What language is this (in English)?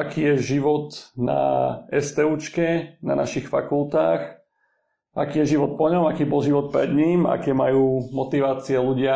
Slovak